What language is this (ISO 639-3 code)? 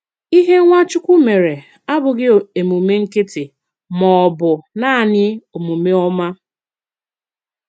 ibo